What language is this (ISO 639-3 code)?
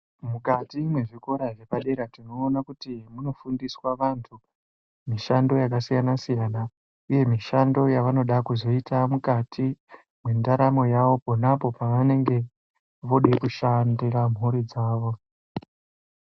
ndc